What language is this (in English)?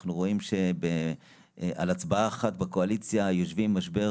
Hebrew